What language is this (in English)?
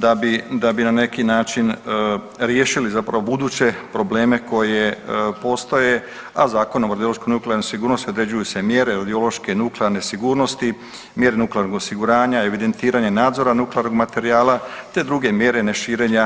Croatian